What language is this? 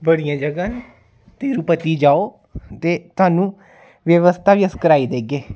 Dogri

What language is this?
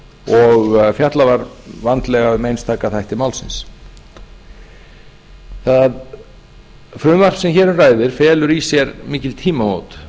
Icelandic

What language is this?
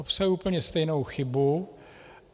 Czech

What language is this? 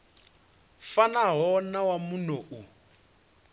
Venda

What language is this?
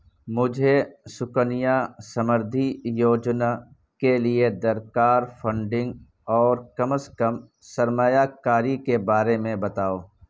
Urdu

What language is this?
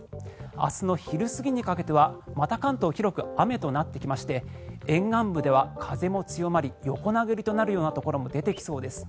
Japanese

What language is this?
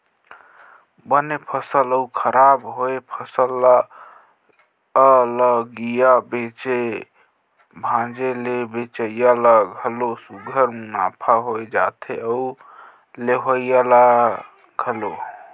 Chhattisgarhi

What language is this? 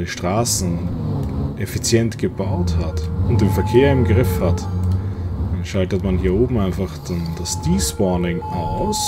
German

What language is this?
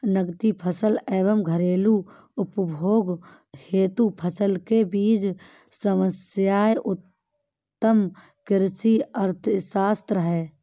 Hindi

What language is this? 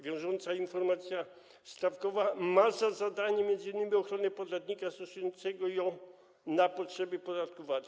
Polish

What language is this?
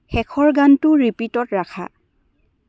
Assamese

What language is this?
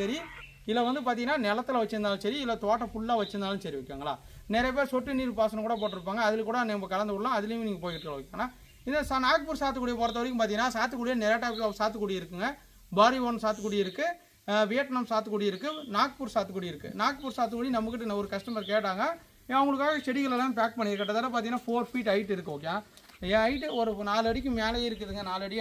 Tamil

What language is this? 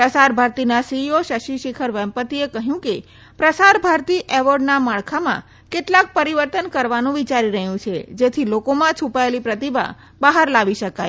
Gujarati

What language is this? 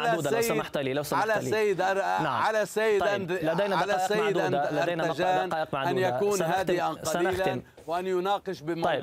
Arabic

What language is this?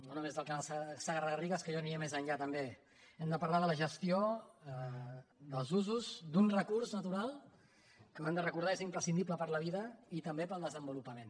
Catalan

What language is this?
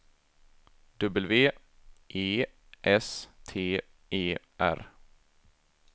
Swedish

